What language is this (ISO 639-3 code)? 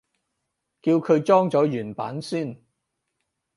yue